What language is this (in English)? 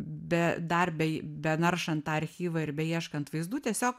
Lithuanian